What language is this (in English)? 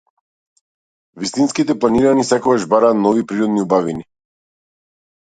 Macedonian